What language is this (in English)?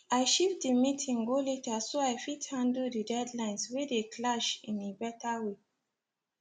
Nigerian Pidgin